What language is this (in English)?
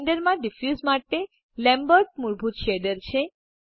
Gujarati